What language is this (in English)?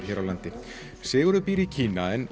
Icelandic